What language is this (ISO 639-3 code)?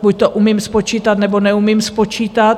ces